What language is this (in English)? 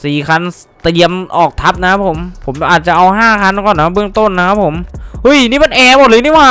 Thai